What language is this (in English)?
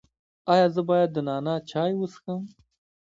Pashto